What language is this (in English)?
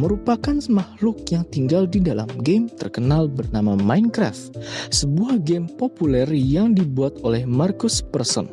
Indonesian